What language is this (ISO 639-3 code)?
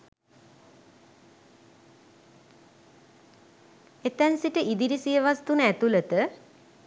sin